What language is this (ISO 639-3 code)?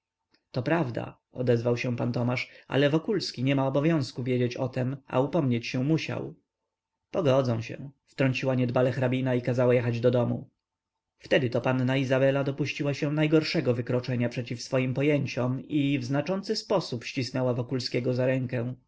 pol